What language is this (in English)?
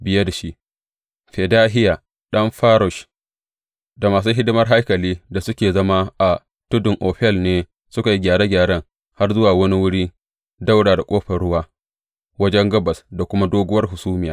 Hausa